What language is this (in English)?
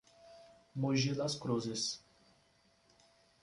Portuguese